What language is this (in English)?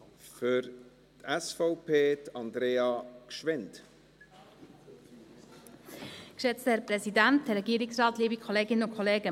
Swiss German